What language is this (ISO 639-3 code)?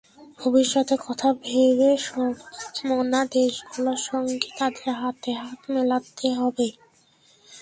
ben